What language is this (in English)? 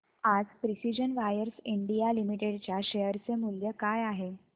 Marathi